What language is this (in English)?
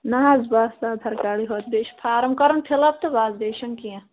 Kashmiri